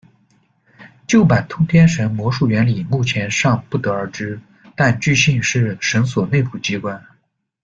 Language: Chinese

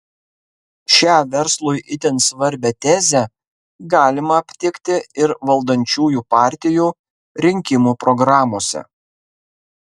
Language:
Lithuanian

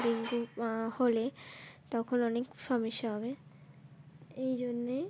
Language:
Bangla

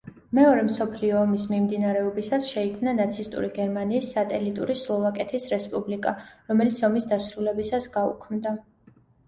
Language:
Georgian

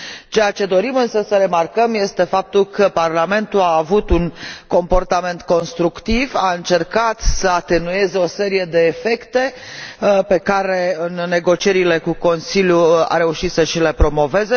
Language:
Romanian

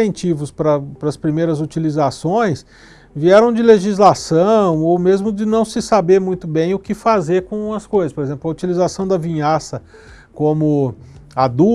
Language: Portuguese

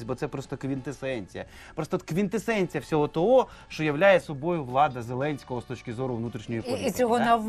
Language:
Ukrainian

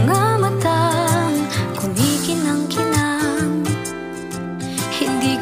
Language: Vietnamese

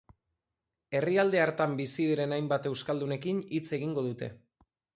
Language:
Basque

